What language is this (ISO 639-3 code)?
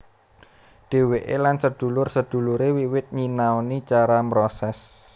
jav